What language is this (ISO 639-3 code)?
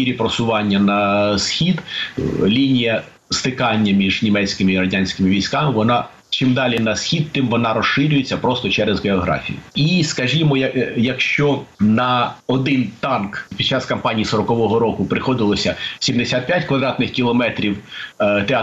ukr